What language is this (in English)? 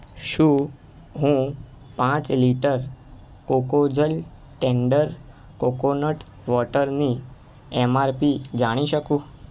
Gujarati